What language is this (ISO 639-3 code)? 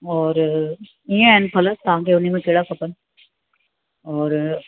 snd